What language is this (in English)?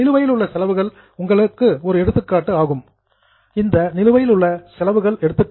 Tamil